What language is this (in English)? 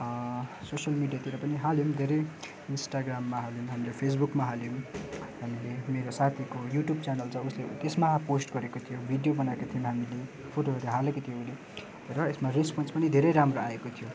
Nepali